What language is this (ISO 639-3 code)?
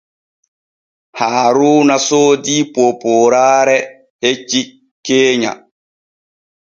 fue